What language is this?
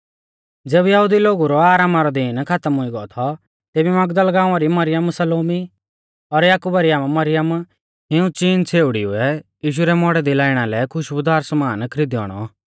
Mahasu Pahari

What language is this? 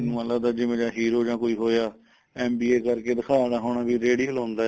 Punjabi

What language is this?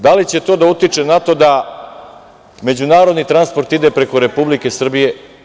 Serbian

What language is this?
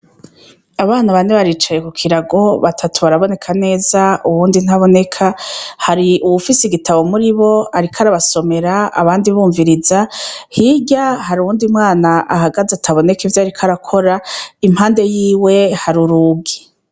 Rundi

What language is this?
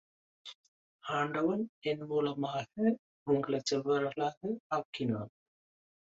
Tamil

